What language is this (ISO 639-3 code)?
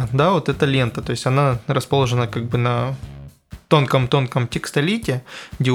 rus